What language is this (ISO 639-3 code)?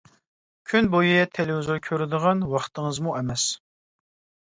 uig